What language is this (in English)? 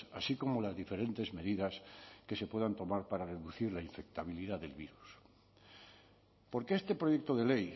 Spanish